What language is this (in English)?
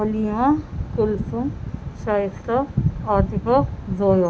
Urdu